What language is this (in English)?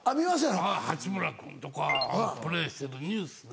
Japanese